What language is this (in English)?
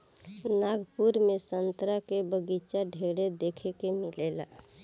Bhojpuri